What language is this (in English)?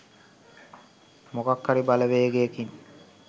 Sinhala